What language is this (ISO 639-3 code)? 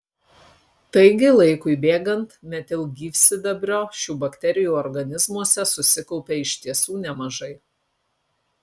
lit